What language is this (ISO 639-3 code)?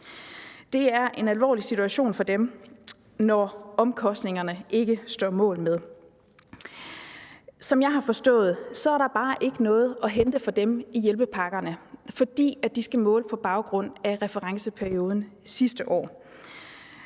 dan